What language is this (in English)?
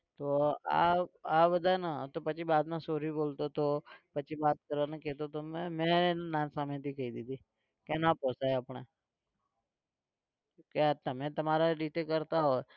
Gujarati